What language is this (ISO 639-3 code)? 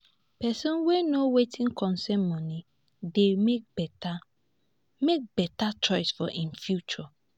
pcm